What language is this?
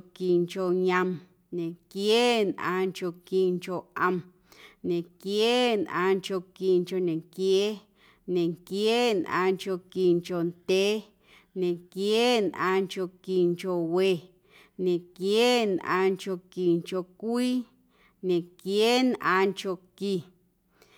Guerrero Amuzgo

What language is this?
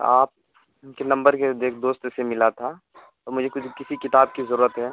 Urdu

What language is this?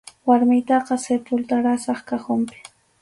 Arequipa-La Unión Quechua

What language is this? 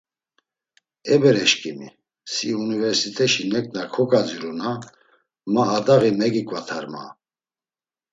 Laz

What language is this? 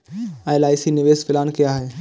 Hindi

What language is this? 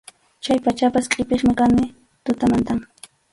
Arequipa-La Unión Quechua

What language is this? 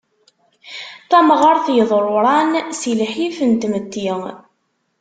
Kabyle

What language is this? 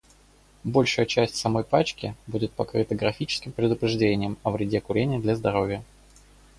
Russian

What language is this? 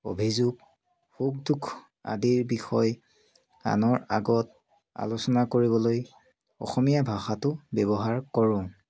Assamese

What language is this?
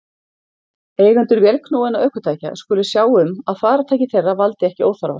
Icelandic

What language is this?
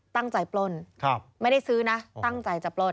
Thai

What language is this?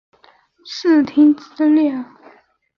Chinese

